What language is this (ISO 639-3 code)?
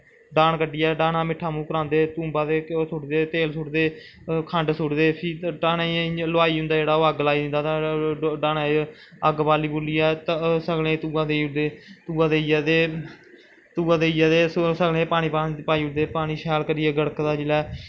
doi